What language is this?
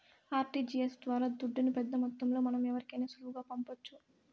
Telugu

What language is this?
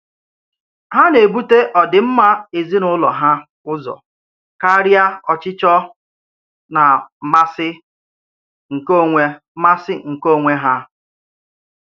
Igbo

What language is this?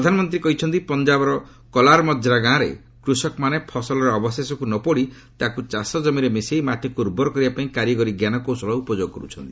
Odia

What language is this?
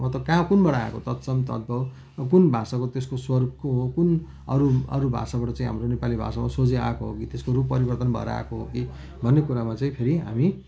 Nepali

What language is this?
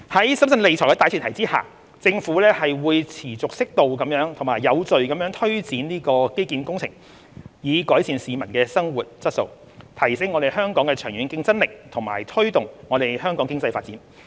Cantonese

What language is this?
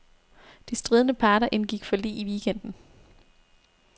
Danish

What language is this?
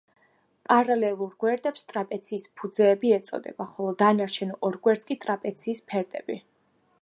Georgian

